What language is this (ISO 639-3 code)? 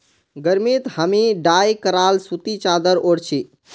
mag